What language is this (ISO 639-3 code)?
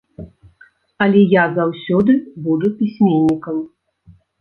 bel